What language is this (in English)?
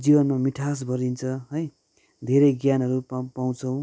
Nepali